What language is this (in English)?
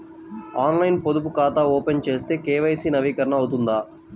Telugu